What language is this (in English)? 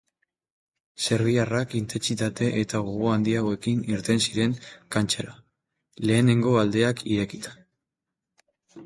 Basque